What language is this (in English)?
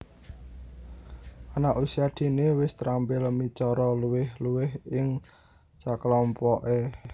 Javanese